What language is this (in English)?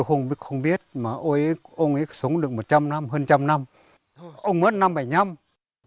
Vietnamese